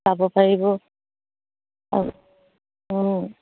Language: Assamese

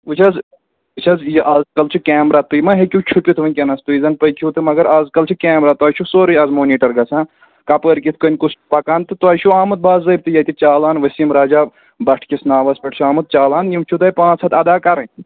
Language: Kashmiri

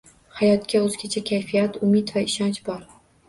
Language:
Uzbek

